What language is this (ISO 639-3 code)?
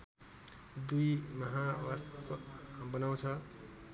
nep